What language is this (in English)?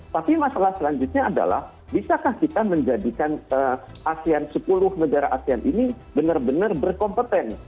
Indonesian